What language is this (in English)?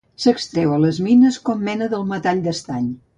Catalan